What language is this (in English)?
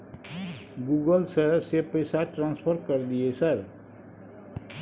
Maithili